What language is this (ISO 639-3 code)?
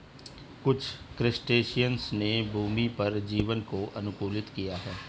hin